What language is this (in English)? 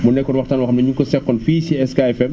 Wolof